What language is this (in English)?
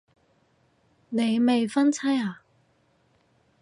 Cantonese